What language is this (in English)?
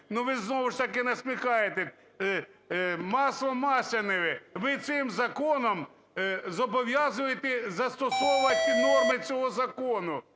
Ukrainian